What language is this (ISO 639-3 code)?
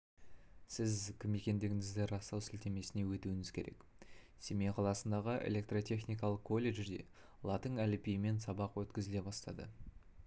kaz